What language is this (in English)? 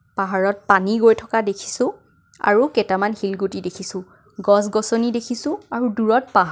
Assamese